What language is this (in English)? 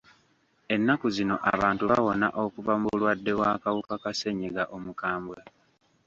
Ganda